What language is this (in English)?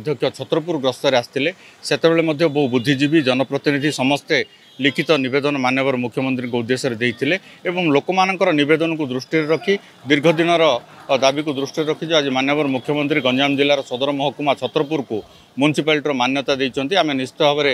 Korean